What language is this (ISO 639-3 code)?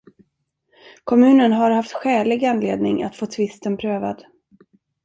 swe